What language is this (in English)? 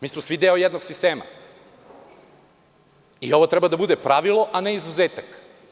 Serbian